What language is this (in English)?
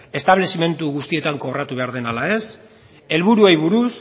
Basque